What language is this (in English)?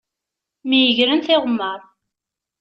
Kabyle